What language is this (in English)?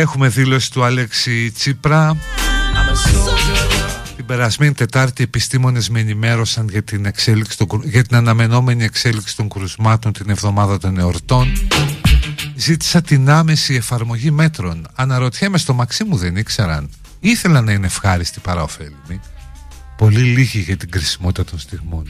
Greek